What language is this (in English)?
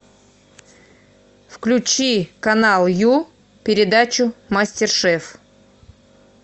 Russian